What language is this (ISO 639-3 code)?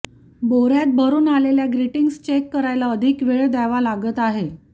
mar